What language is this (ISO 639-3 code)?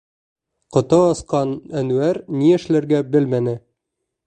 bak